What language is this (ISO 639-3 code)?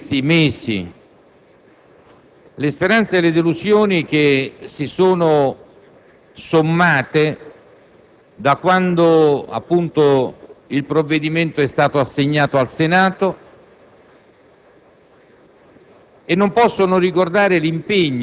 ita